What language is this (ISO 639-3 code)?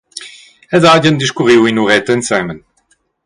roh